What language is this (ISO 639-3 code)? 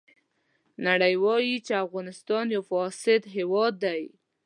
pus